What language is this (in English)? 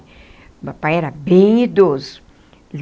Portuguese